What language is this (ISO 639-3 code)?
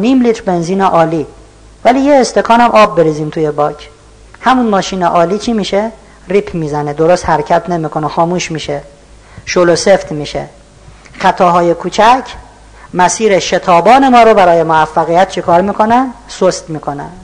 fas